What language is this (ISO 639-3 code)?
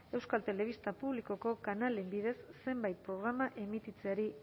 eus